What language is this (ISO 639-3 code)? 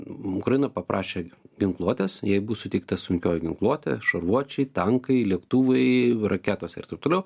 lit